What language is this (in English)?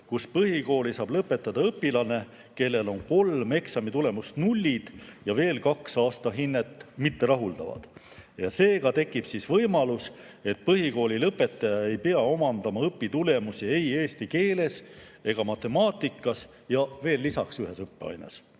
Estonian